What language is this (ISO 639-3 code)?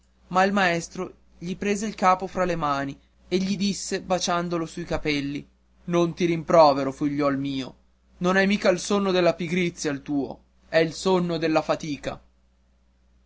ita